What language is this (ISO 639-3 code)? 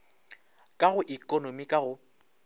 nso